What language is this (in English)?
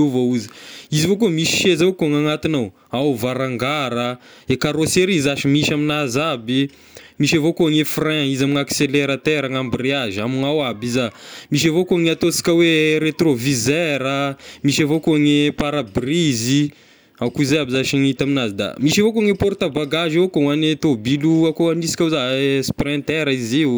Tesaka Malagasy